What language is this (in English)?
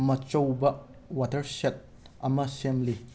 Manipuri